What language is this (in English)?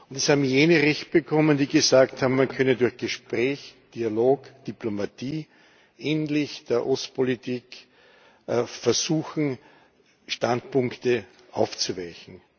German